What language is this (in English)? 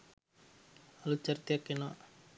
Sinhala